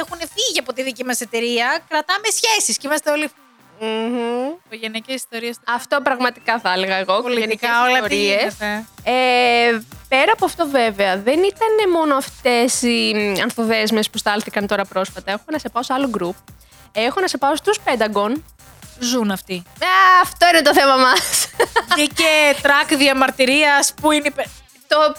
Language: Greek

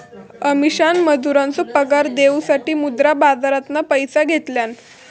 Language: Marathi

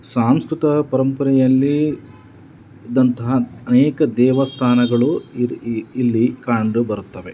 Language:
Kannada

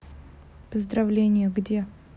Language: Russian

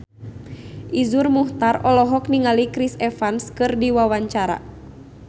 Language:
Sundanese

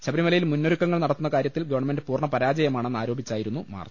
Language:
Malayalam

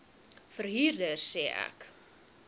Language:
Afrikaans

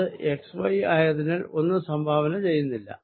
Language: Malayalam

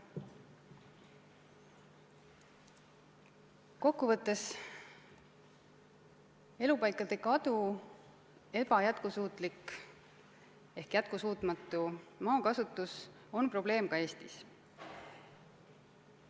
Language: Estonian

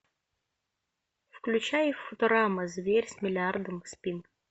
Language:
Russian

